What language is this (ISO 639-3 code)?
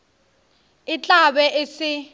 nso